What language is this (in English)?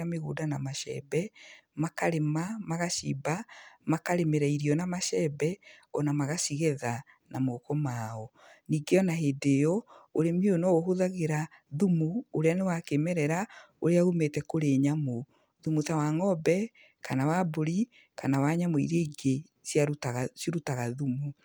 Kikuyu